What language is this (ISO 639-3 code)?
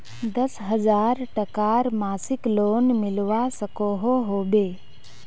mag